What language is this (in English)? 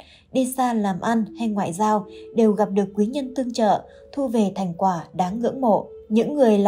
Vietnamese